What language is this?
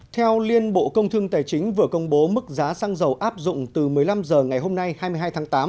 Vietnamese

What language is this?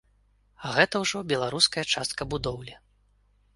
Belarusian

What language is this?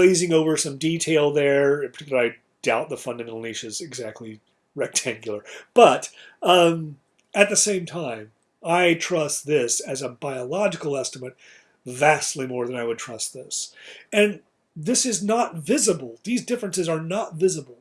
English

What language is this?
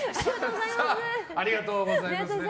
Japanese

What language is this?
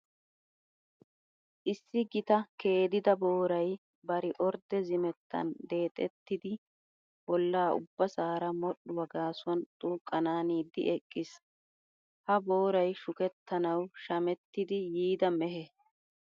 Wolaytta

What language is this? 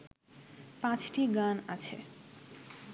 Bangla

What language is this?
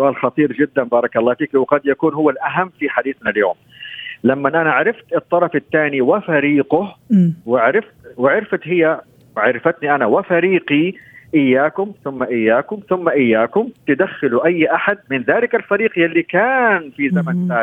Arabic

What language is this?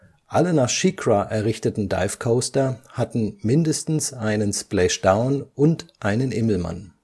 German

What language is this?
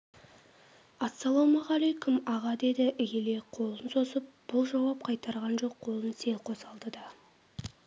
Kazakh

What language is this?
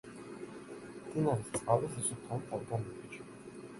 Georgian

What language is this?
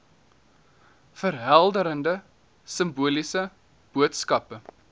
Afrikaans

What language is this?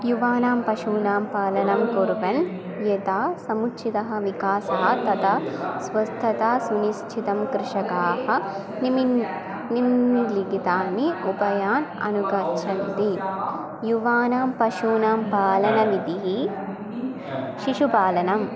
Sanskrit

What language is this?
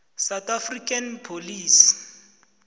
South Ndebele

